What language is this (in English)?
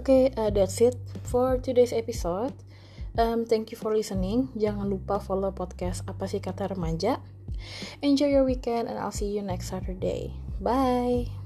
Indonesian